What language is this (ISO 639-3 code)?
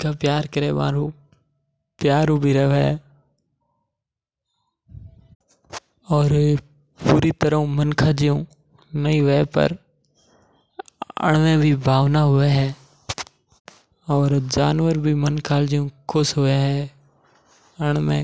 mtr